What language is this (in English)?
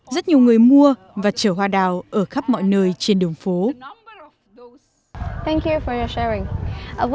Vietnamese